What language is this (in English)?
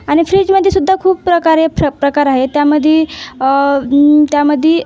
Marathi